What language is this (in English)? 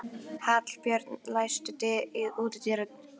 Icelandic